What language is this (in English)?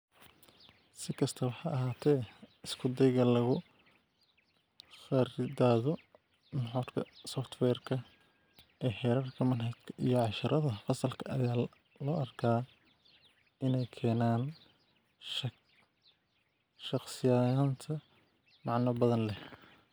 Somali